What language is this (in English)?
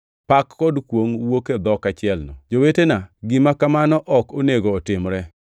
Luo (Kenya and Tanzania)